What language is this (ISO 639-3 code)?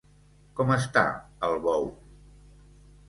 cat